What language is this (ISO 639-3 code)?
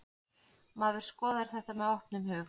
isl